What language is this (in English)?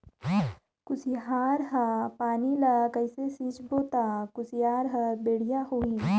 Chhattisgarhi